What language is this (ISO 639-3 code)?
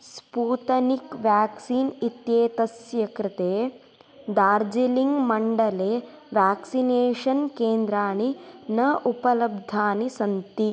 san